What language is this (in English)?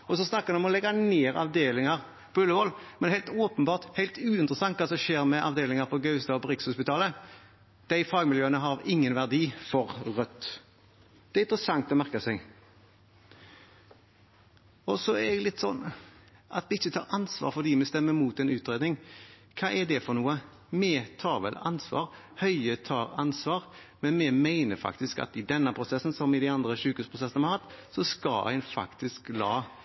Norwegian Bokmål